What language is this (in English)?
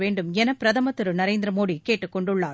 Tamil